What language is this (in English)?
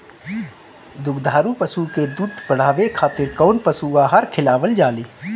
Bhojpuri